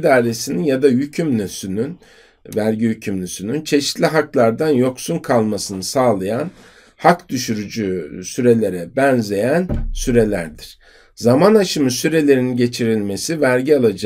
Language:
Turkish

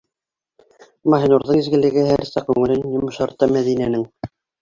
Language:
Bashkir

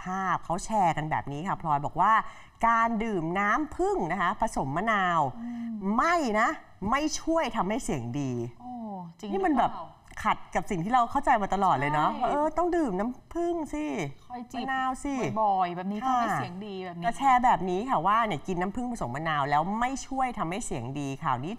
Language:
Thai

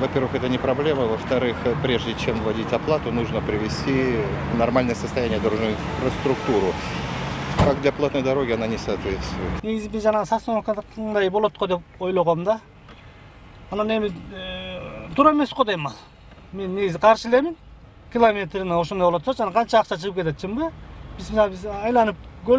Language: Turkish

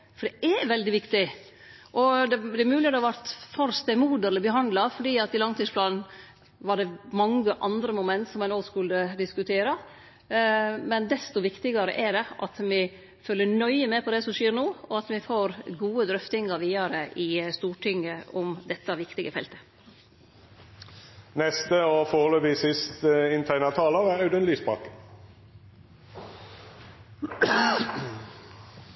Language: Norwegian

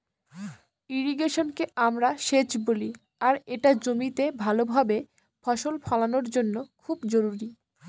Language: Bangla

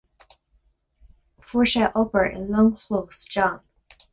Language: Irish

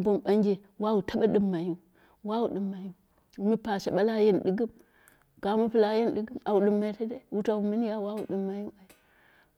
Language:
Dera (Nigeria)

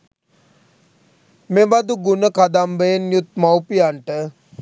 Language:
Sinhala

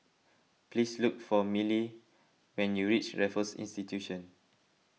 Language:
English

